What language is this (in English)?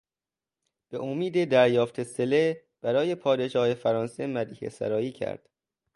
Persian